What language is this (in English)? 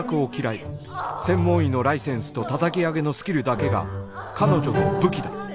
Japanese